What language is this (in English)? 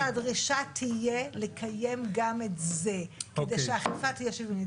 Hebrew